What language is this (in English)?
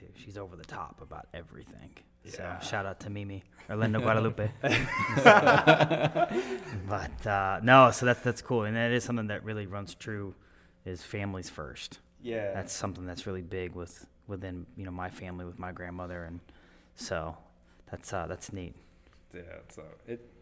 English